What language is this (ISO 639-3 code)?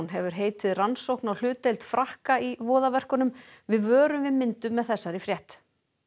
isl